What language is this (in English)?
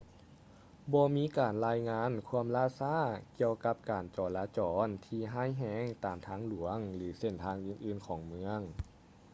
Lao